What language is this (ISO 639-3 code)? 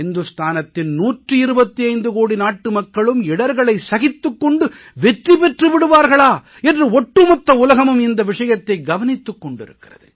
tam